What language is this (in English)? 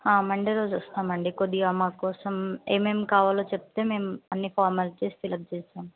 Telugu